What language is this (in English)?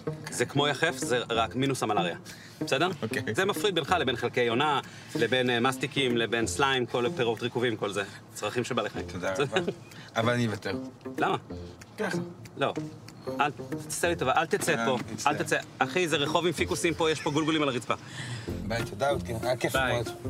Hebrew